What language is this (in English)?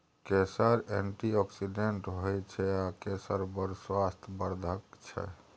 Maithili